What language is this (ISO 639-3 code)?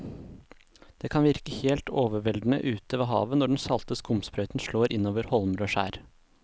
nor